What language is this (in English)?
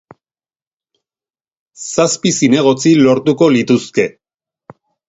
Basque